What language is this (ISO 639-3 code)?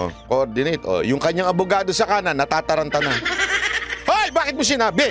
fil